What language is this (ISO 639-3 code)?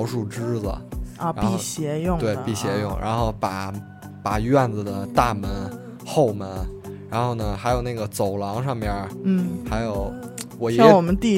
zho